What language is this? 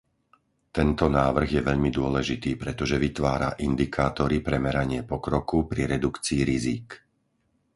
Slovak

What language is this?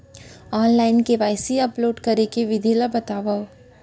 Chhattisgarhi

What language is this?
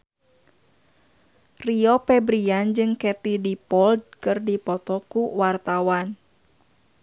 Sundanese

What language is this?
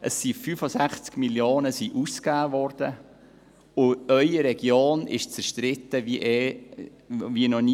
Swiss German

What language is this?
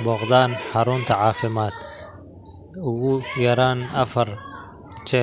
Somali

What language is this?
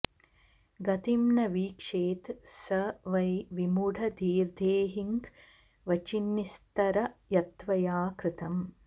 Sanskrit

